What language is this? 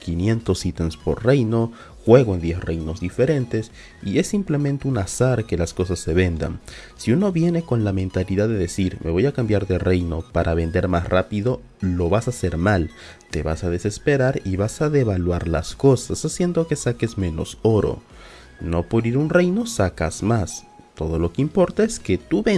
Spanish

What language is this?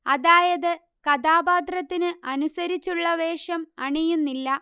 Malayalam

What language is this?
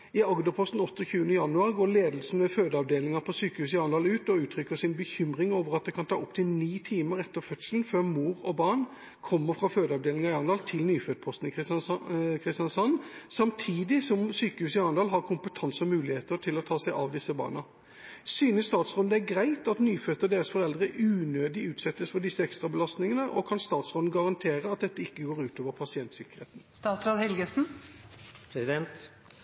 Norwegian Bokmål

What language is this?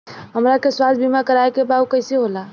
Bhojpuri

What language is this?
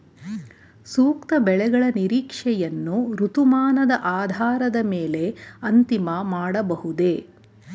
Kannada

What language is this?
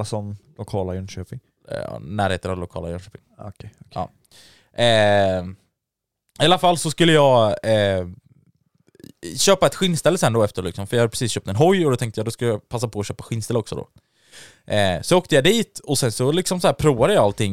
Swedish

